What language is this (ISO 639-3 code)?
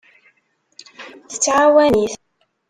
kab